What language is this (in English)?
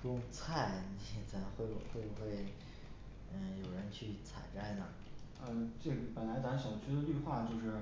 Chinese